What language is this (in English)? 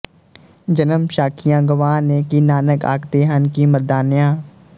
Punjabi